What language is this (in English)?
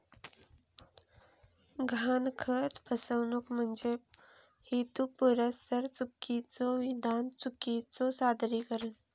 Marathi